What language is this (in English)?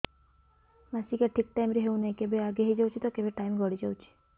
Odia